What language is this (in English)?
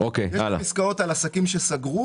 Hebrew